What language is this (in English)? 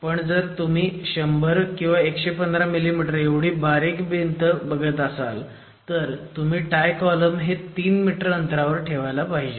Marathi